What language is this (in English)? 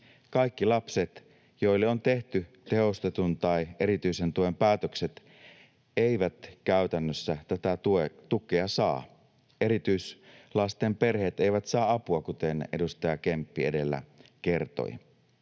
Finnish